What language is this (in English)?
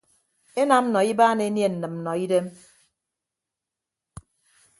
Ibibio